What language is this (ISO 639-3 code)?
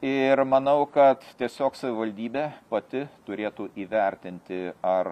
lit